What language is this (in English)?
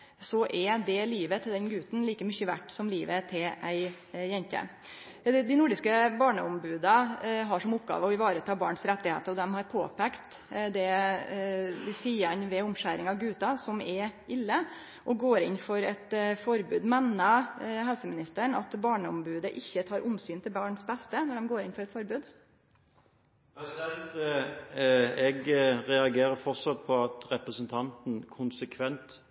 Norwegian